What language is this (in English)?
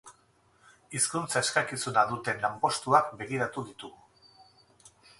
Basque